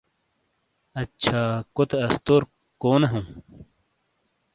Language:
Shina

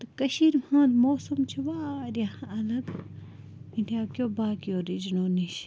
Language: Kashmiri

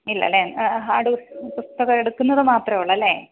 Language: Malayalam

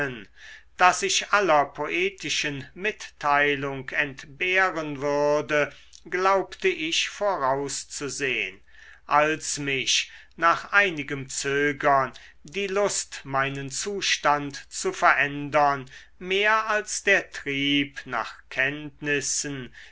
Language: German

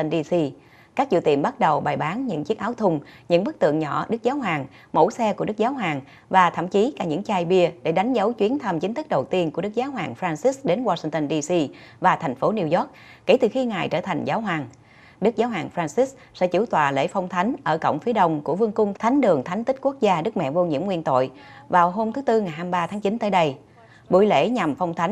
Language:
Vietnamese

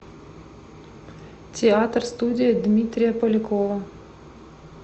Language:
Russian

